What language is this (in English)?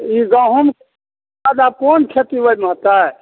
Maithili